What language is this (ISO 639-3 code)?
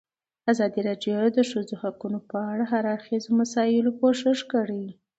pus